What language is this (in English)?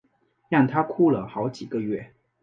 Chinese